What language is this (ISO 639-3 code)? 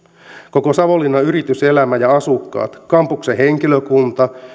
fin